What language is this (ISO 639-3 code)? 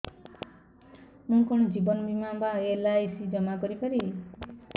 ori